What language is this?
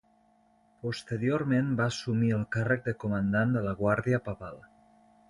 Catalan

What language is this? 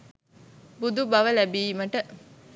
Sinhala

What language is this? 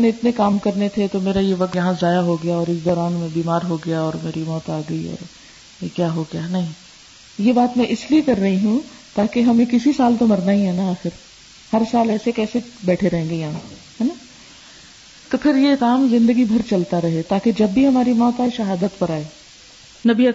Urdu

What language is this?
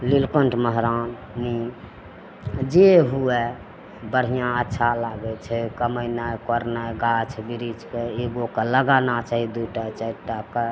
Maithili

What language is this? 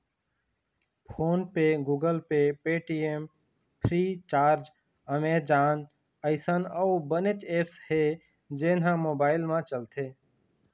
Chhattisgarhi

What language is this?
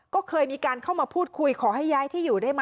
Thai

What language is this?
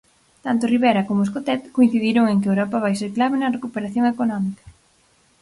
Galician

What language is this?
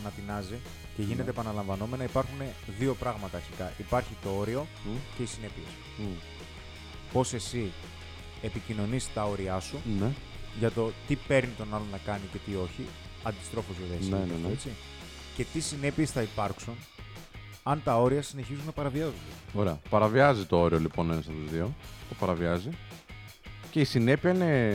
Greek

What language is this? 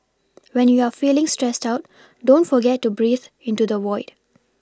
English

